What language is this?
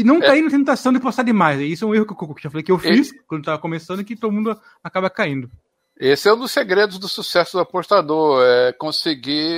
Portuguese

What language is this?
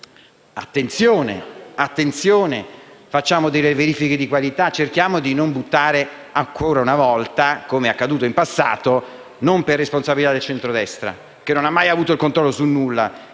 Italian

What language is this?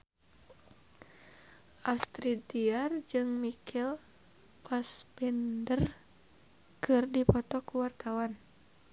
Sundanese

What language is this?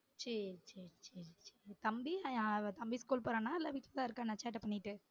Tamil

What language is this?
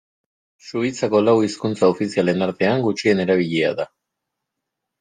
Basque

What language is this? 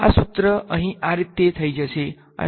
Gujarati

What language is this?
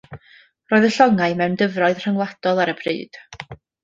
Welsh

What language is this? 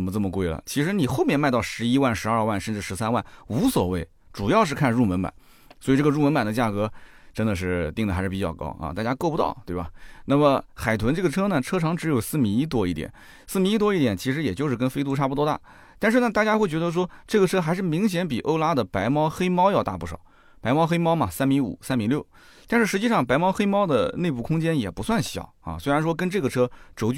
Chinese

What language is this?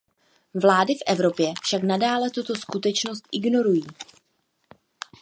Czech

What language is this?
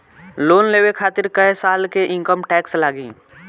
Bhojpuri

